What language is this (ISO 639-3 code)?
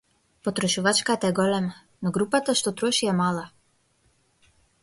mkd